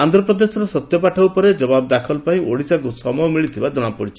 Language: Odia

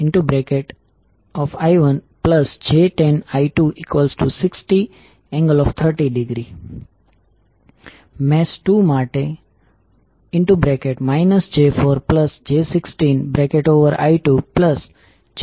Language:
Gujarati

